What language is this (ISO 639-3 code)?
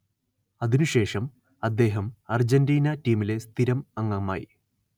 mal